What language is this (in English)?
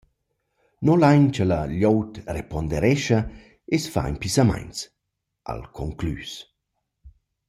Romansh